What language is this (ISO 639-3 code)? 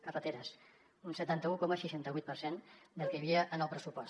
cat